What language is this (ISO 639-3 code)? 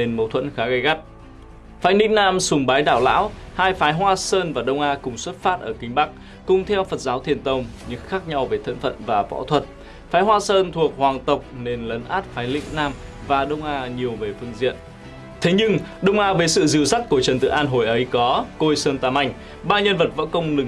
vie